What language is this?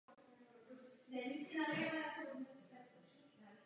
Czech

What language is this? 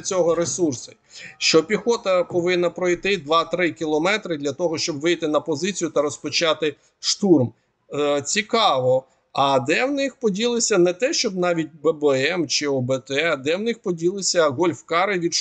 Ukrainian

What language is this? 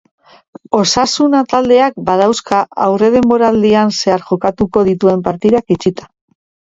Basque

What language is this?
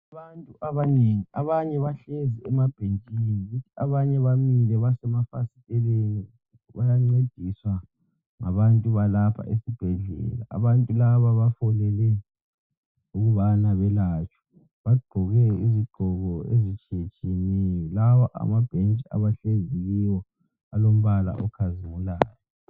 North Ndebele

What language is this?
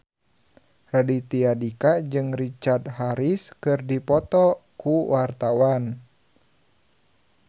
Sundanese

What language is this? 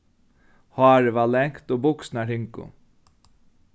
Faroese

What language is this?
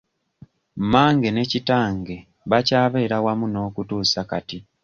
Ganda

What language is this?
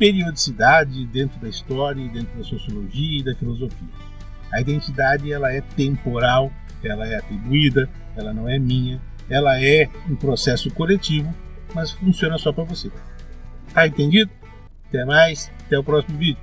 Portuguese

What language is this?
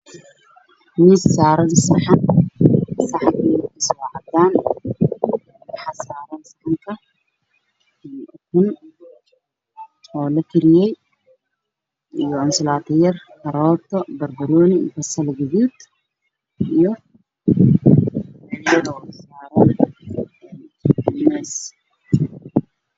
Somali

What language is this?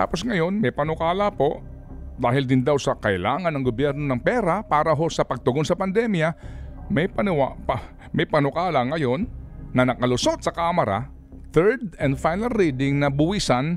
Filipino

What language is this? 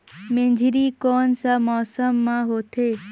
Chhattisgarhi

